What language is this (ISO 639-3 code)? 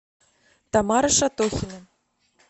rus